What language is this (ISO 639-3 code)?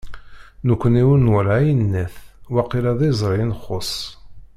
kab